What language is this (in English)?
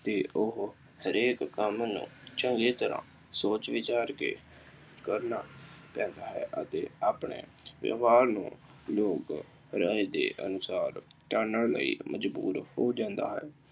Punjabi